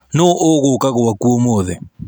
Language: Kikuyu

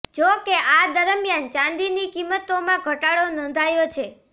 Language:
Gujarati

